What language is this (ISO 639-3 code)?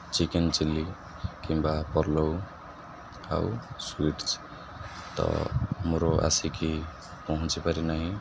ori